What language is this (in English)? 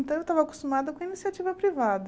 Portuguese